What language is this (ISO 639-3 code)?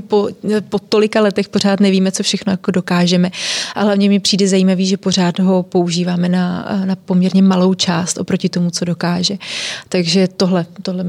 ces